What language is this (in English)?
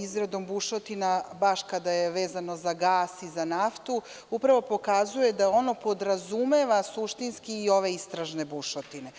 Serbian